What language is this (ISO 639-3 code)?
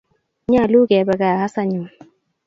kln